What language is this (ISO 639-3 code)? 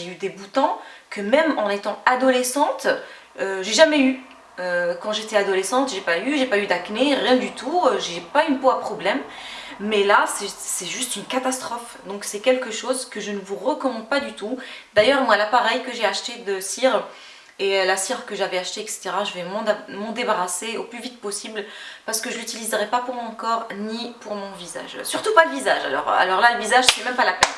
fra